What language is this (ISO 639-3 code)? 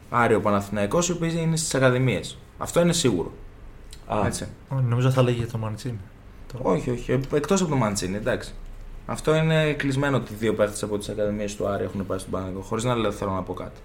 ell